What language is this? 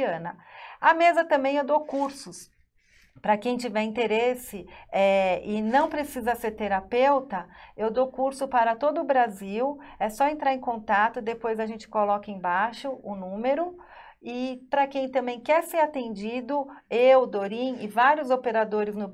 Portuguese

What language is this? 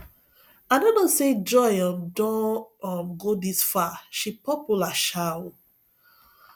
Nigerian Pidgin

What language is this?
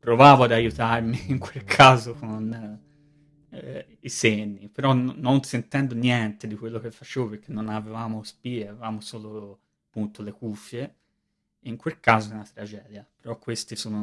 Italian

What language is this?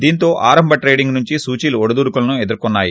Telugu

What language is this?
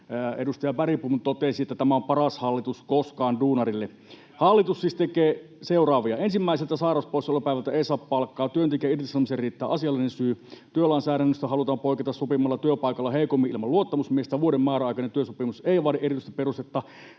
Finnish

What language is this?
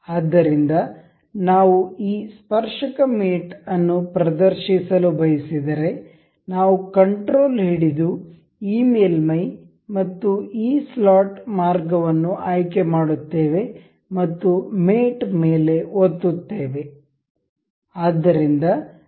Kannada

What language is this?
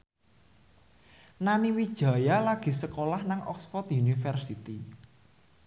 Javanese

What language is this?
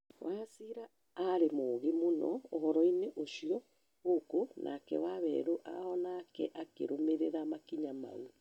Kikuyu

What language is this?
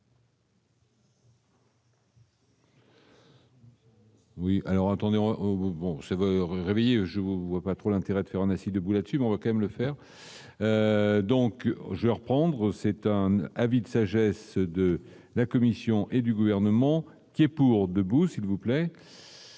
French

